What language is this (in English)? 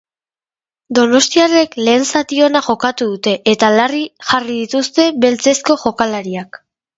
Basque